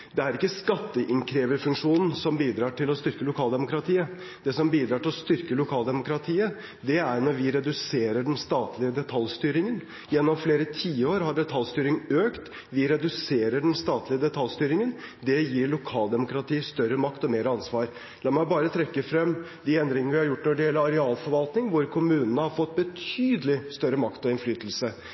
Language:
Norwegian Bokmål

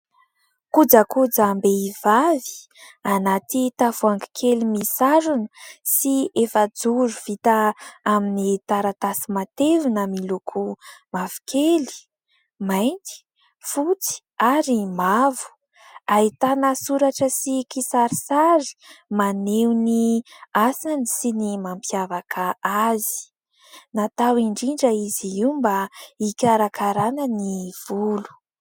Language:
Malagasy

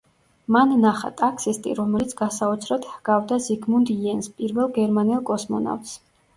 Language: Georgian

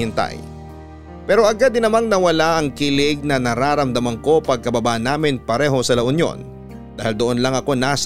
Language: Filipino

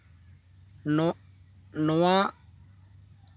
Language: Santali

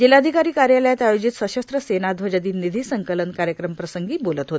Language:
Marathi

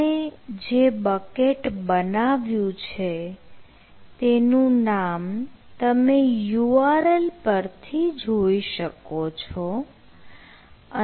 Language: Gujarati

